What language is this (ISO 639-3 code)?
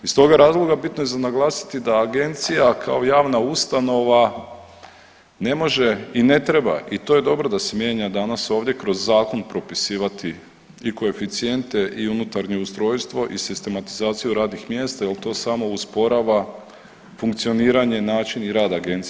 hrv